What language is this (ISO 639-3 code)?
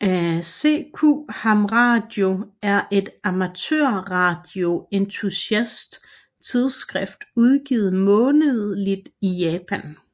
dan